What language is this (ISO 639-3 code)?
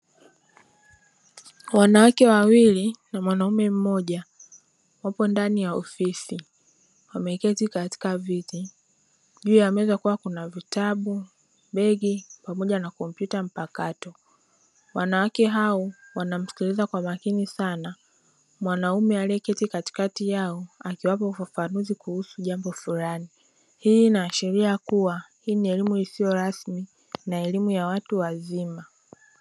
swa